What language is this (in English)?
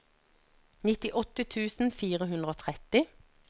Norwegian